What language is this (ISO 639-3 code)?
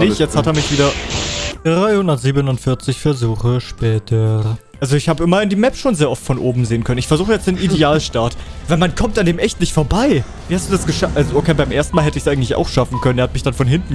deu